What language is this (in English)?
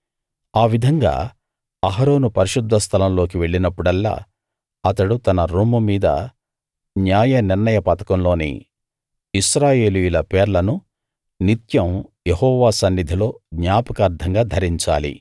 Telugu